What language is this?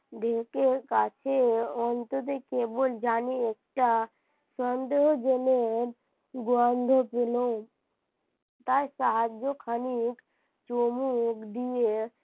Bangla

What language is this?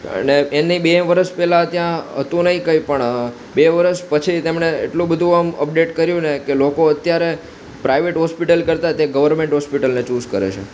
Gujarati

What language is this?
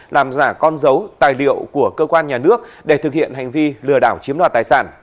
Vietnamese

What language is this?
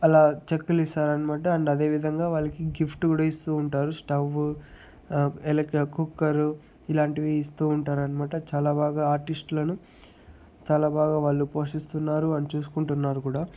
Telugu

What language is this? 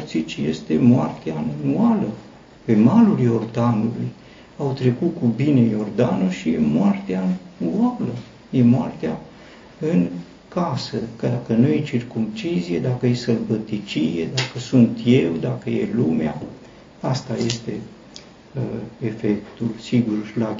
Romanian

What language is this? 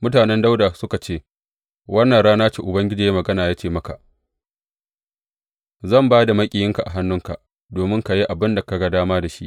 Hausa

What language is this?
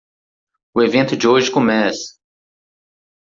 Portuguese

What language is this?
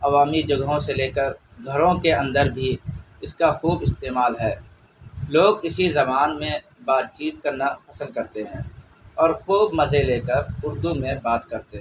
Urdu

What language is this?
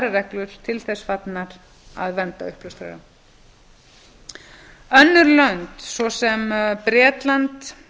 Icelandic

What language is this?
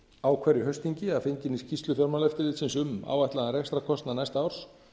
Icelandic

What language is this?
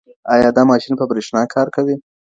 Pashto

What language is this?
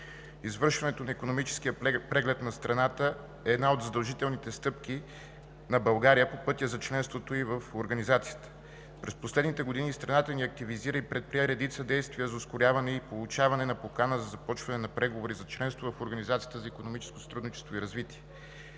Bulgarian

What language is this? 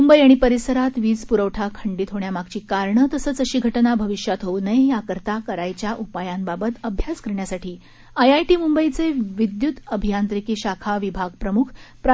Marathi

